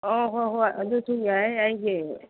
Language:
Manipuri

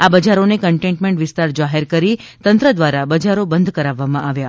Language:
Gujarati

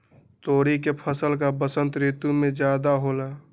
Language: Magahi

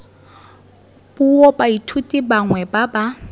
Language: Tswana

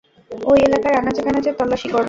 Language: Bangla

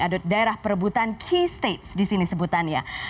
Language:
Indonesian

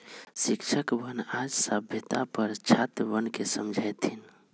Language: Magahi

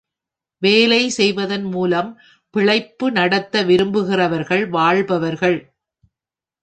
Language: Tamil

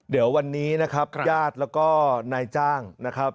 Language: Thai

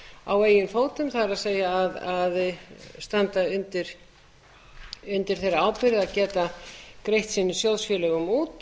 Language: Icelandic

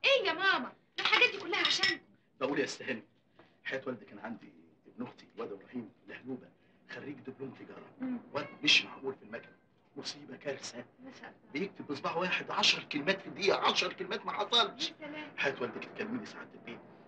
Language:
Arabic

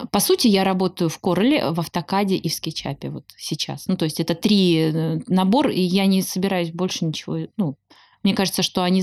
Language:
Russian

